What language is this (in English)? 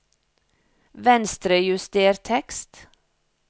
Norwegian